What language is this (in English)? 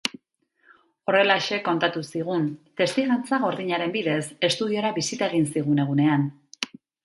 Basque